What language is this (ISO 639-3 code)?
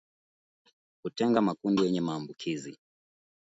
swa